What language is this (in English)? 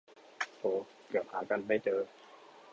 Thai